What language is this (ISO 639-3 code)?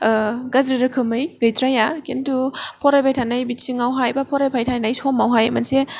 brx